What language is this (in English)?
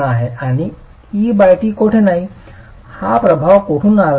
Marathi